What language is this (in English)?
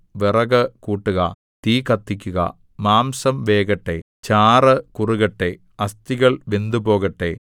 Malayalam